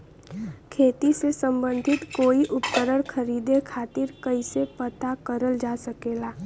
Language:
Bhojpuri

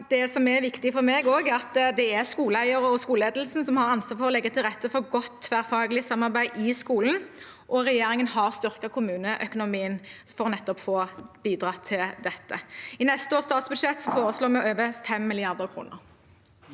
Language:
Norwegian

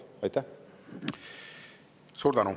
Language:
Estonian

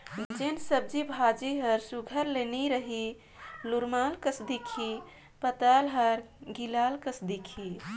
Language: Chhattisgarhi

